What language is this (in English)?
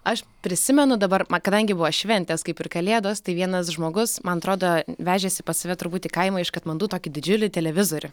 Lithuanian